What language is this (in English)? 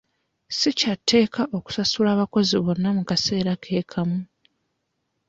Ganda